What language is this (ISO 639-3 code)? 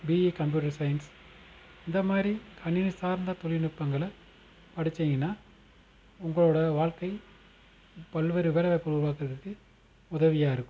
tam